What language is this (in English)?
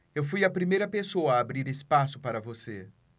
Portuguese